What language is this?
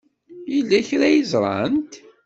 Kabyle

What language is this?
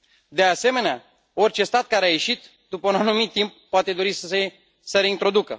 Romanian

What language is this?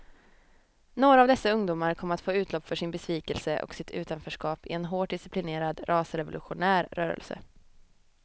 Swedish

